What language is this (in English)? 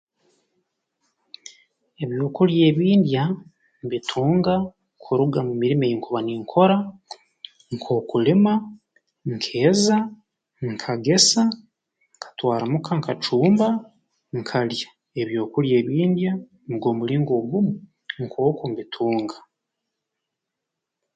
Tooro